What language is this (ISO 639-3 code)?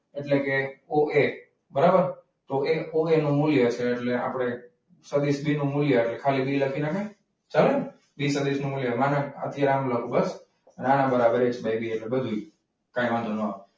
guj